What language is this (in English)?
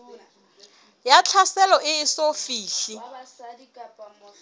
Southern Sotho